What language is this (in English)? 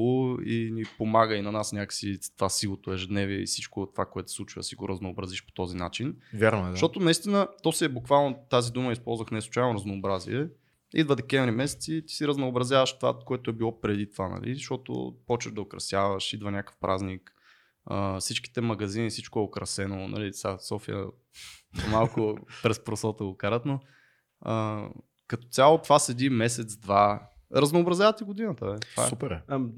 Bulgarian